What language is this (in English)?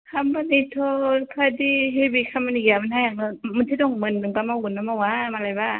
Bodo